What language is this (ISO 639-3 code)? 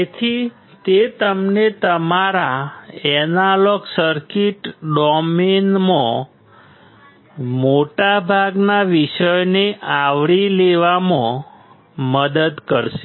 guj